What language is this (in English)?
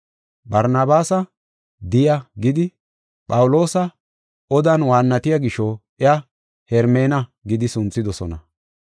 Gofa